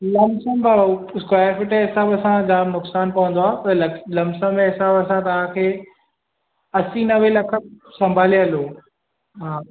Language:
Sindhi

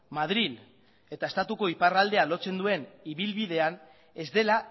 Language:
Basque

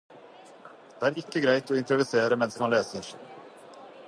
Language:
Norwegian Bokmål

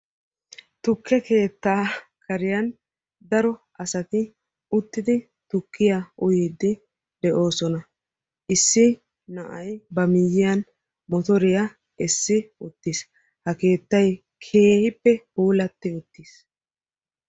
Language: Wolaytta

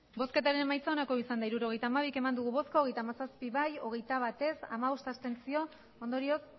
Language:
Basque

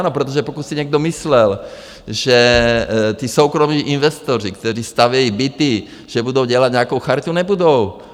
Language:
Czech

